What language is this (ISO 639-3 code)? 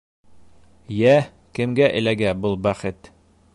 bak